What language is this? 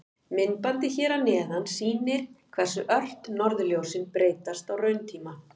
Icelandic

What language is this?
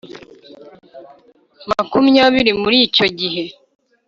Kinyarwanda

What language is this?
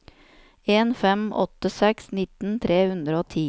Norwegian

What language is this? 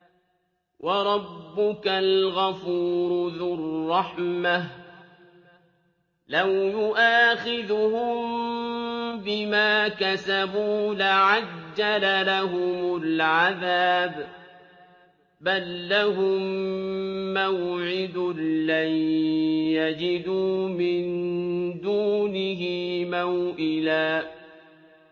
Arabic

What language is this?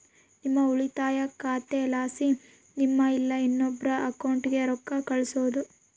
Kannada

